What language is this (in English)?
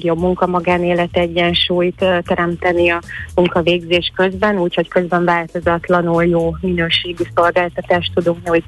Hungarian